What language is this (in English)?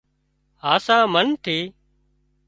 Wadiyara Koli